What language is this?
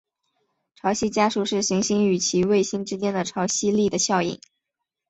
Chinese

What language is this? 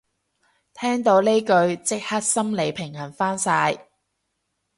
Cantonese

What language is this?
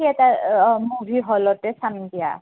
Assamese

